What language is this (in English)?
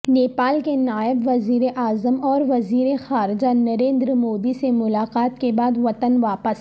Urdu